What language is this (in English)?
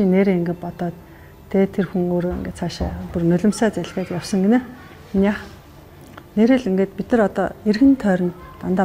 Arabic